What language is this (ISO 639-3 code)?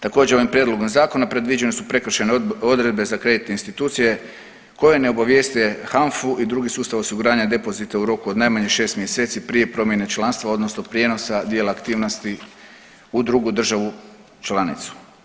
hrv